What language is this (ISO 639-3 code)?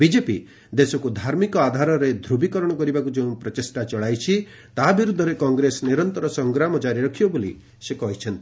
ori